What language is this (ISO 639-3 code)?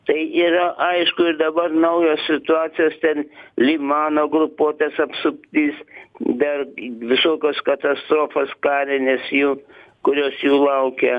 lit